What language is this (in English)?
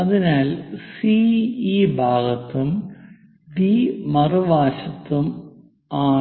Malayalam